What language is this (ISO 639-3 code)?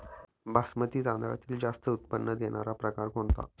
mar